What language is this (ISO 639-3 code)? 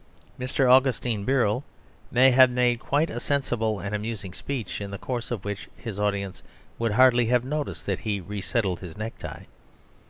eng